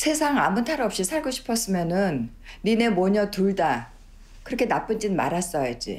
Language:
Korean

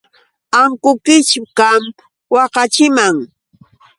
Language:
Yauyos Quechua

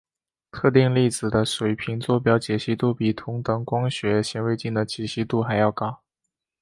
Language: Chinese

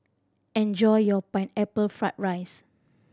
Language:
English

